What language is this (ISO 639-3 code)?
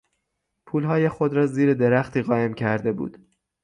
fas